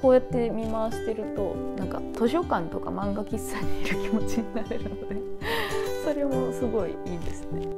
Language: Japanese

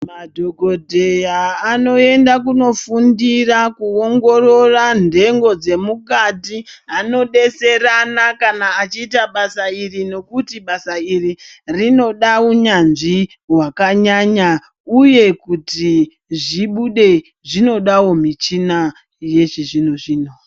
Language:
Ndau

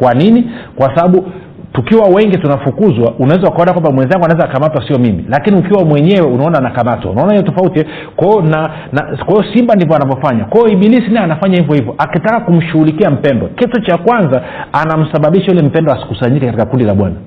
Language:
Swahili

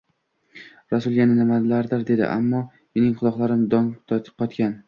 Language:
Uzbek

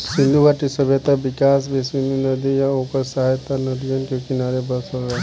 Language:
Bhojpuri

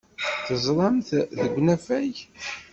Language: Kabyle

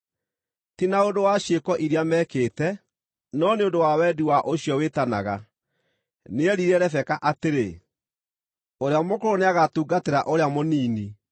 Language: Kikuyu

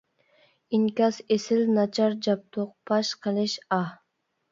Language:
Uyghur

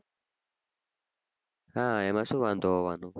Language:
Gujarati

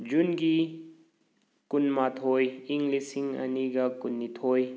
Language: Manipuri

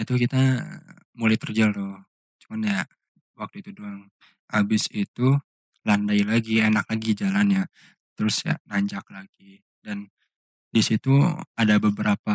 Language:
Indonesian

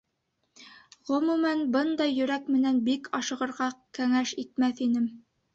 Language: Bashkir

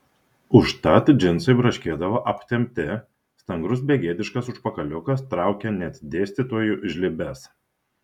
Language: Lithuanian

